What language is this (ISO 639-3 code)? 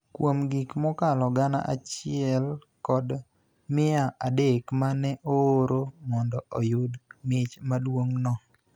luo